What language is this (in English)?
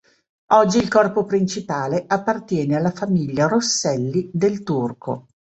Italian